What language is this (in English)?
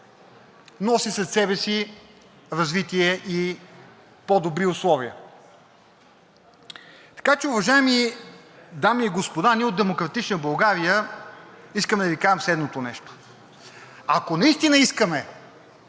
Bulgarian